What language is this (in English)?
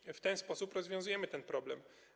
Polish